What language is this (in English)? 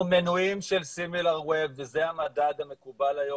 Hebrew